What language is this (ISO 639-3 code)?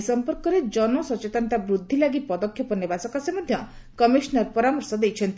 ori